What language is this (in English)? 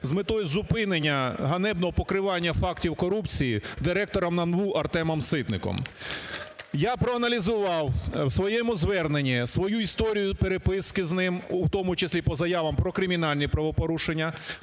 Ukrainian